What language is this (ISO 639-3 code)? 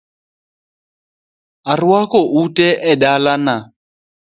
luo